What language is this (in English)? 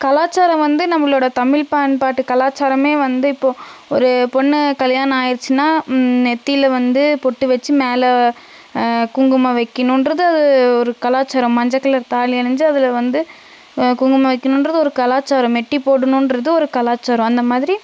Tamil